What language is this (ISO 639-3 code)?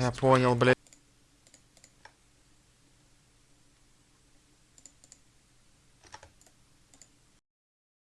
rus